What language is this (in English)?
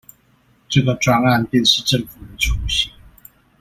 Chinese